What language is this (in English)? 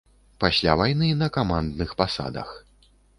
Belarusian